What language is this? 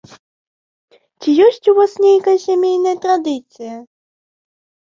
Belarusian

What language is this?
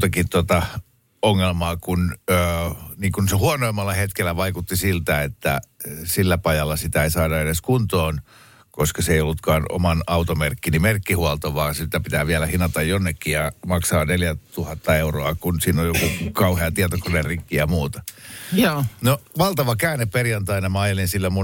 Finnish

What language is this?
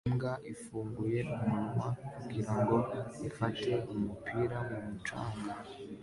Kinyarwanda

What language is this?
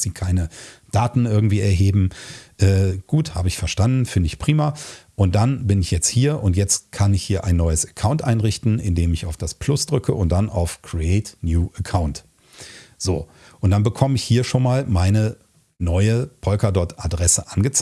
German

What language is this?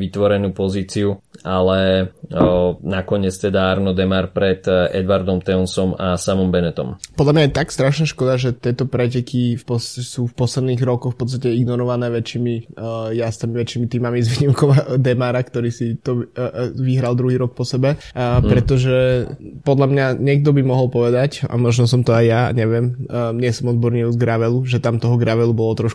Slovak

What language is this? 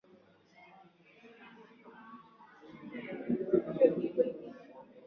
Swahili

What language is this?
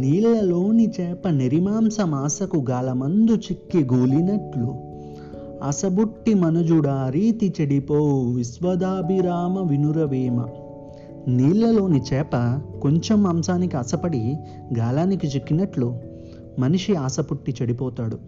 Telugu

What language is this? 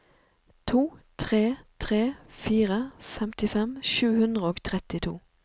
Norwegian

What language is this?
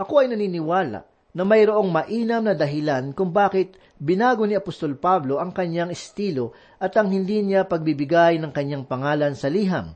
Filipino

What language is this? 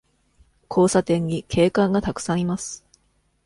Japanese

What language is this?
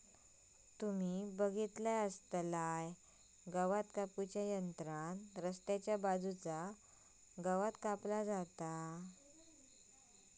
Marathi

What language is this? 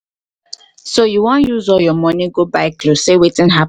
Nigerian Pidgin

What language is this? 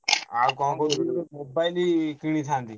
Odia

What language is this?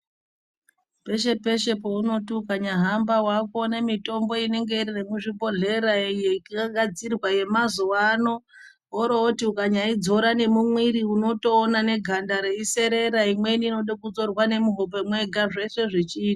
Ndau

